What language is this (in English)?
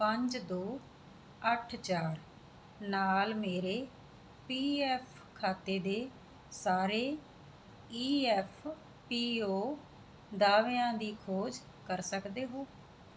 Punjabi